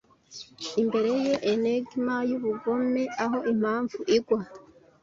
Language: Kinyarwanda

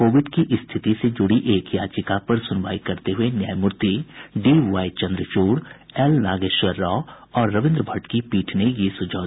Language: Hindi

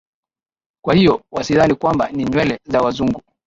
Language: Swahili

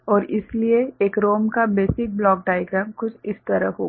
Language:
Hindi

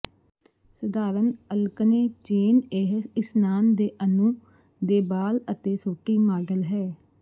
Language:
Punjabi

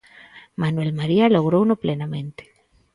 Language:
Galician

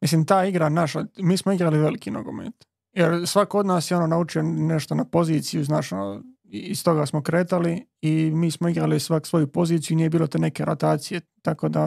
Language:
Croatian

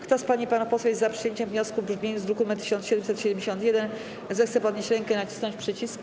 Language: Polish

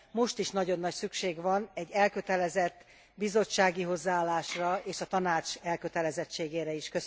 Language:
Hungarian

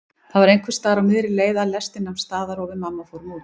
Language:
Icelandic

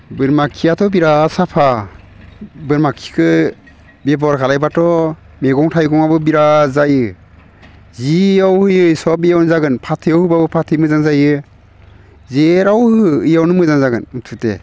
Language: Bodo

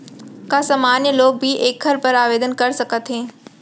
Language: Chhattisgarhi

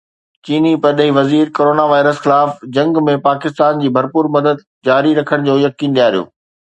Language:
Sindhi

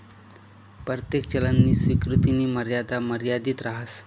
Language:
Marathi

